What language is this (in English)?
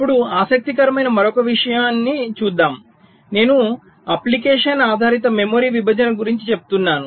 Telugu